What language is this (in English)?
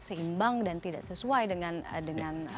Indonesian